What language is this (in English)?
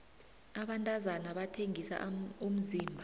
South Ndebele